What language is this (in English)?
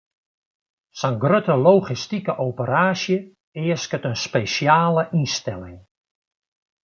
Western Frisian